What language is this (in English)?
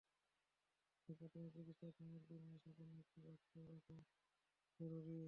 Bangla